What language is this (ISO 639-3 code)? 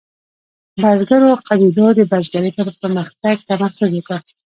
pus